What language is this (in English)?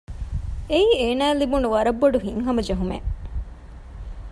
Divehi